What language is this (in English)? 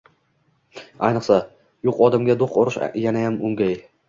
Uzbek